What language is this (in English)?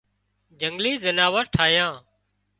Wadiyara Koli